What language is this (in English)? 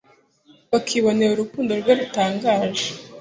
Kinyarwanda